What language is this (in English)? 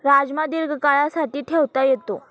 Marathi